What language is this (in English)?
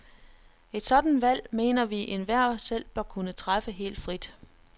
Danish